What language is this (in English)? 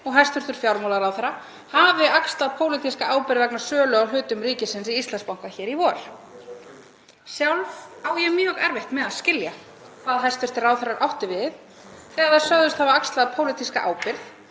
Icelandic